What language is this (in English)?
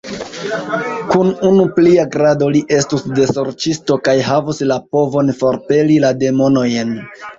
Esperanto